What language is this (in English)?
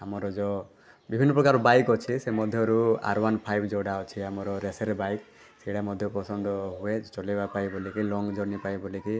Odia